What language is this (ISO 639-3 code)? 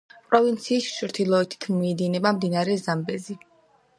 kat